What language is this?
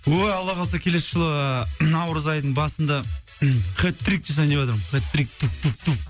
Kazakh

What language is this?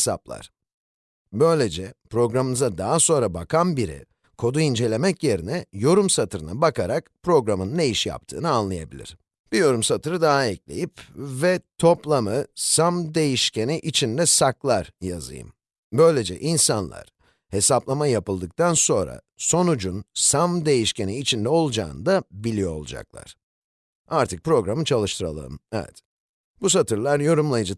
Turkish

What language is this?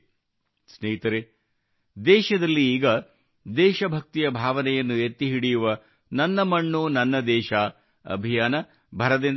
Kannada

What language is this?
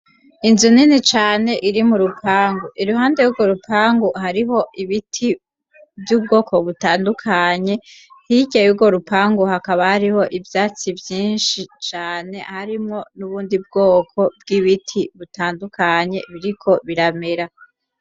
Rundi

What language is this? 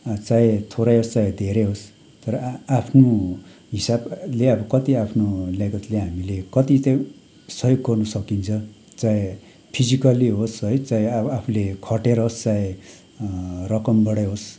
Nepali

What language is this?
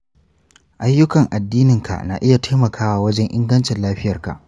Hausa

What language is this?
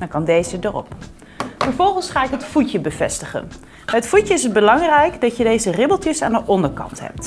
Dutch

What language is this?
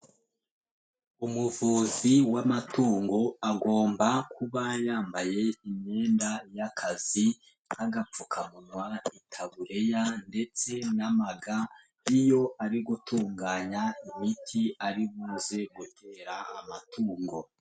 Kinyarwanda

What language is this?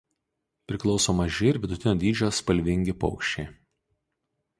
Lithuanian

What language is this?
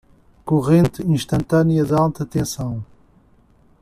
Portuguese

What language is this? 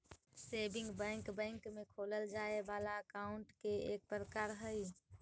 Magahi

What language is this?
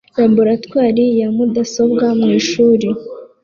Kinyarwanda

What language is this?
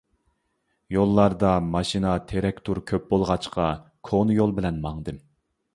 Uyghur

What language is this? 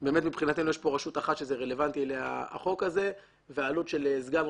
Hebrew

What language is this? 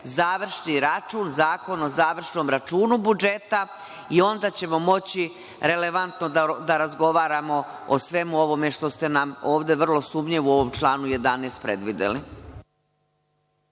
Serbian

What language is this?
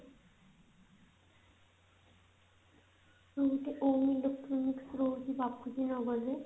Odia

